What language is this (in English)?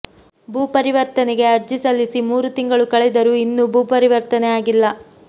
Kannada